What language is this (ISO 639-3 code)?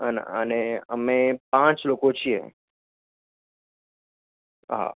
guj